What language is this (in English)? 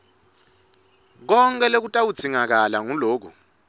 Swati